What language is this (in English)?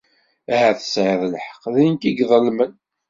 Kabyle